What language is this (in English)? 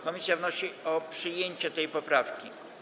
Polish